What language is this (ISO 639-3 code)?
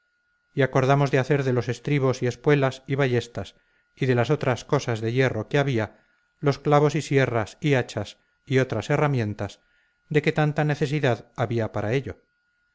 spa